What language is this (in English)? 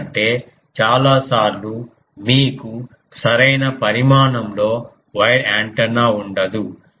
Telugu